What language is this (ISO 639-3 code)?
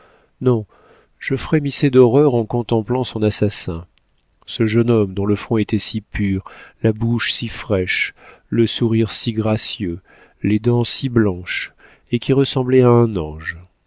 fra